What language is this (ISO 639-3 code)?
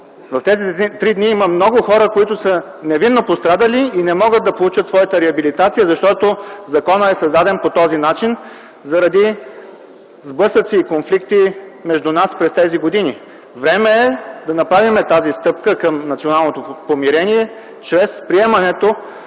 bul